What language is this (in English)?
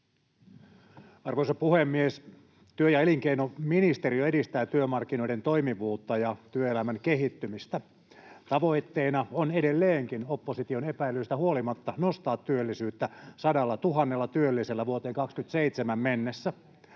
Finnish